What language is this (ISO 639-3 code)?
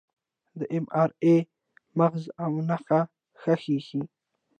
pus